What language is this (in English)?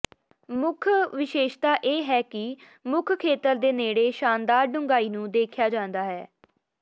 Punjabi